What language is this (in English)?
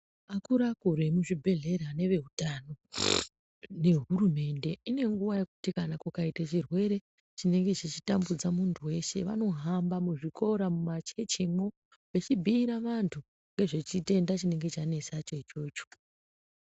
Ndau